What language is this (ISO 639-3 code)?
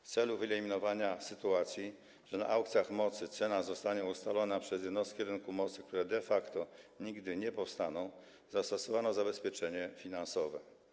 pol